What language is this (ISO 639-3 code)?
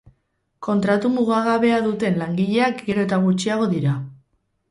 eus